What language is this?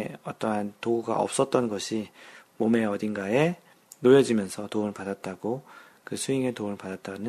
Korean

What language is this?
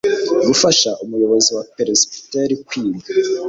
Kinyarwanda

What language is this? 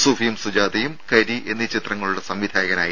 Malayalam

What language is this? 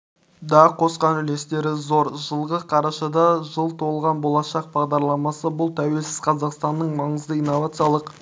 Kazakh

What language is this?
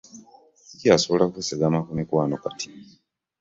Ganda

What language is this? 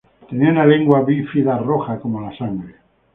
Spanish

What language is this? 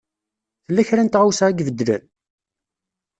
Kabyle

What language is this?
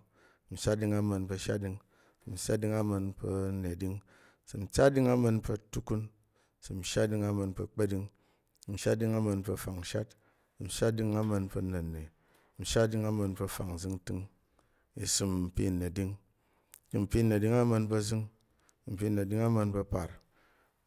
Tarok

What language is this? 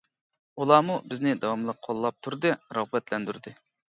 Uyghur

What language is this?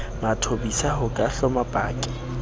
Southern Sotho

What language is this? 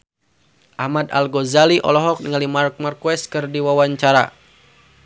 Sundanese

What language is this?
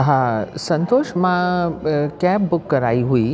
Sindhi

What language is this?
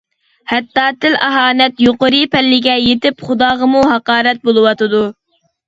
Uyghur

